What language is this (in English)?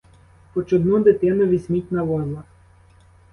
Ukrainian